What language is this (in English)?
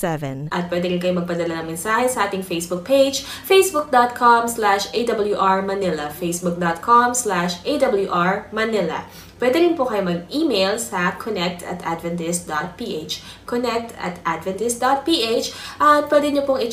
Filipino